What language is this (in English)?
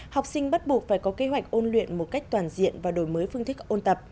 Vietnamese